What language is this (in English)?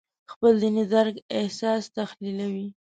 Pashto